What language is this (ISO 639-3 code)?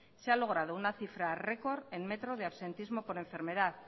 spa